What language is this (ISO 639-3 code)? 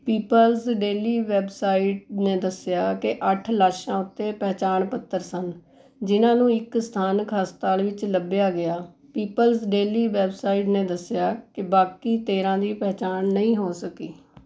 pan